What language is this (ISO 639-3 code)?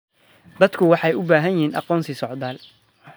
som